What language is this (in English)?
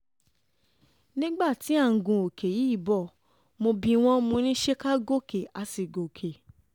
Yoruba